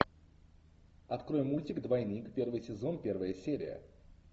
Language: Russian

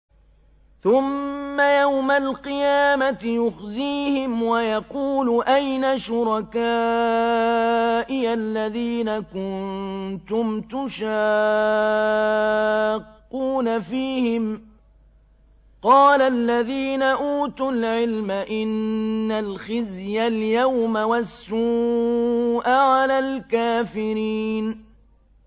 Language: Arabic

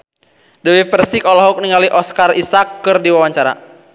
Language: Sundanese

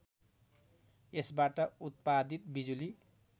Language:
Nepali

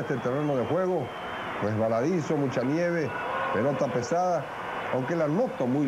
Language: Spanish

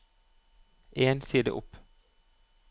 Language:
Norwegian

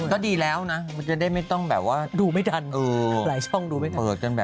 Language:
Thai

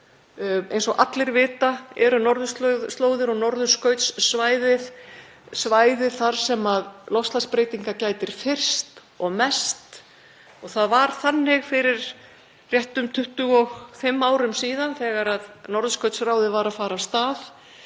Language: Icelandic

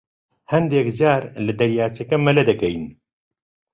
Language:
Central Kurdish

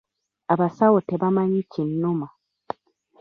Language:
Ganda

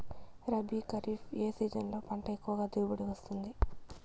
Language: Telugu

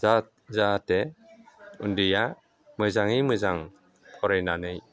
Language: Bodo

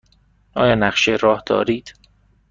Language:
Persian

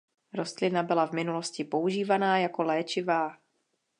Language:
Czech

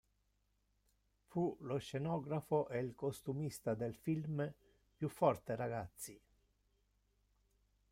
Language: Italian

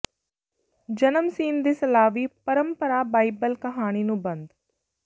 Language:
Punjabi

